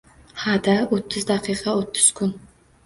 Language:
Uzbek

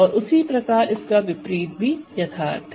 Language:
Hindi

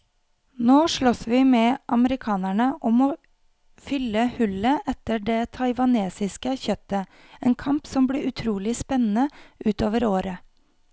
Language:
Norwegian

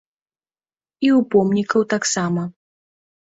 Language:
Belarusian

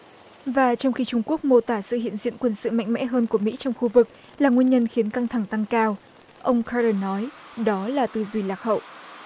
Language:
Vietnamese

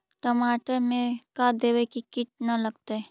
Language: Magahi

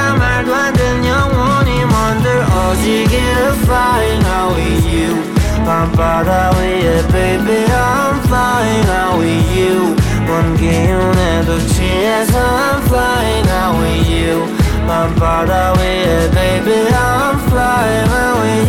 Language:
Korean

